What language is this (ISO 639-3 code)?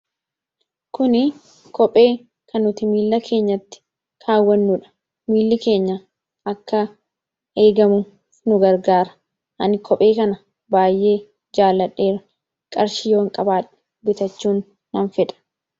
orm